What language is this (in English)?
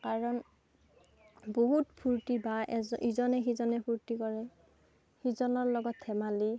Assamese